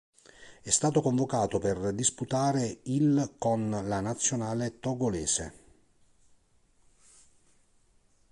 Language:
Italian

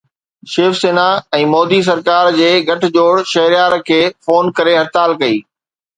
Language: Sindhi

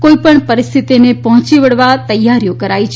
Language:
Gujarati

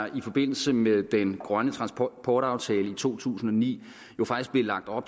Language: Danish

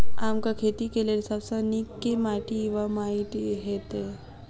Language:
Maithili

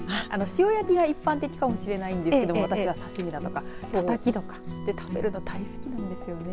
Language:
Japanese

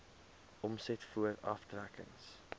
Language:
Afrikaans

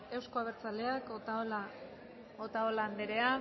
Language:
Basque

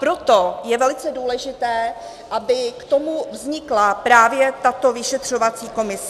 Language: Czech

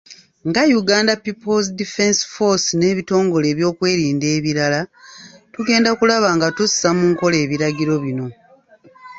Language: Ganda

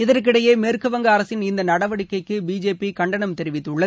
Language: Tamil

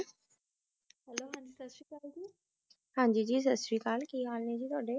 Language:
Punjabi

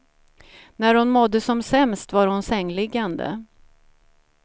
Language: Swedish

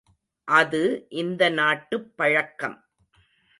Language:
Tamil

